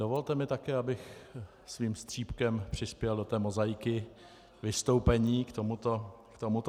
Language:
Czech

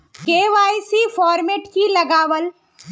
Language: Magahi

